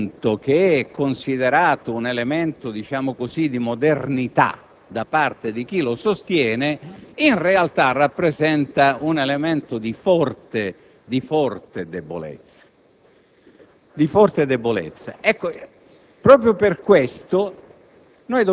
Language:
Italian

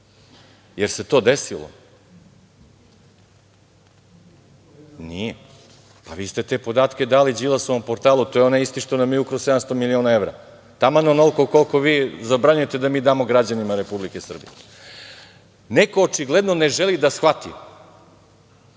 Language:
Serbian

